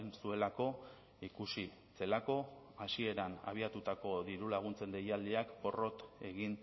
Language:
Basque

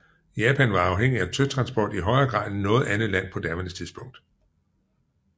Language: Danish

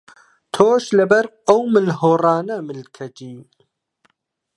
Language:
Central Kurdish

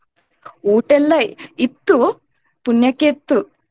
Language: Kannada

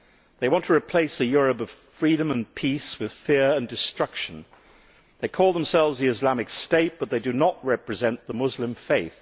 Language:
English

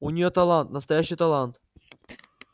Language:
Russian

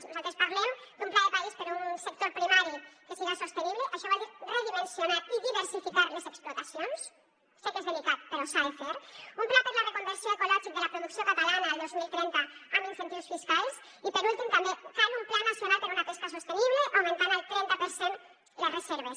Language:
Catalan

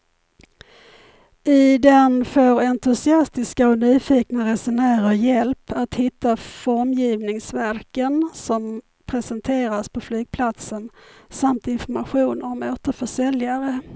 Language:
Swedish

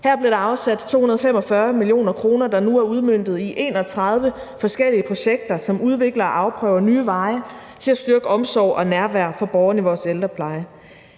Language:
Danish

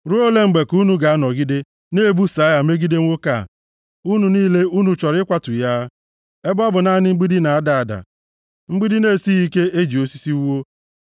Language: Igbo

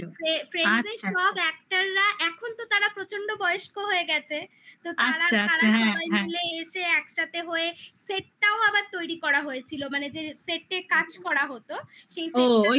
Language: Bangla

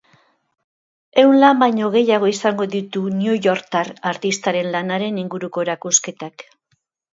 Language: Basque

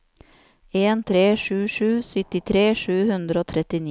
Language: Norwegian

